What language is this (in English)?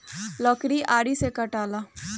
Bhojpuri